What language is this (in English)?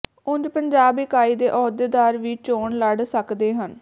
Punjabi